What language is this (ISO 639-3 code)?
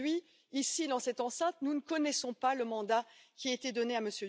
fra